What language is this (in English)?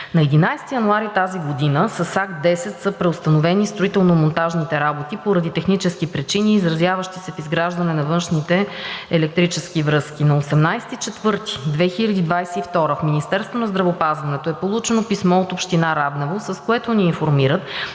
Bulgarian